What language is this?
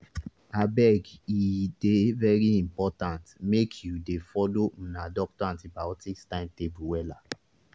Nigerian Pidgin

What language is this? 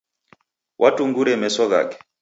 Taita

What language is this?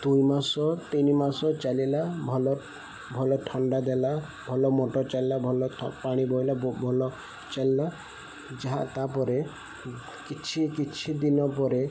Odia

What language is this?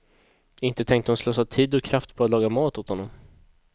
Swedish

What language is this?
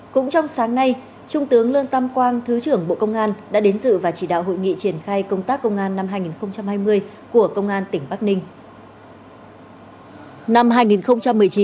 Vietnamese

